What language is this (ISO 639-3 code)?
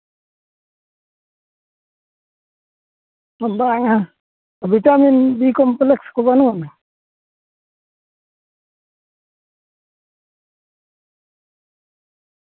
sat